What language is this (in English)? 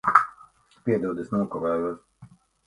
Latvian